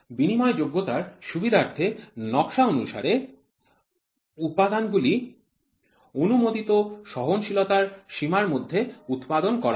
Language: Bangla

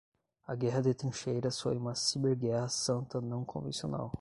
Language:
Portuguese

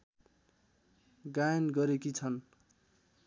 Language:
Nepali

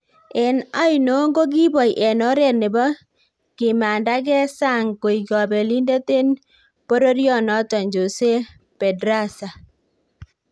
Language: Kalenjin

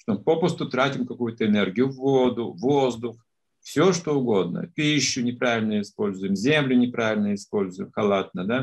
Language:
Russian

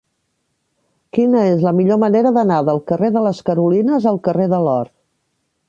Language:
Catalan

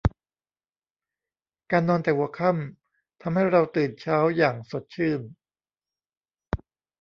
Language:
Thai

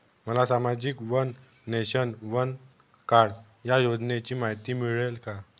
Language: Marathi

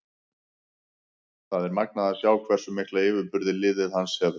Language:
Icelandic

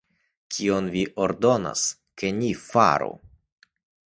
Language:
Esperanto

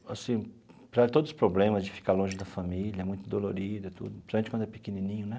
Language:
Portuguese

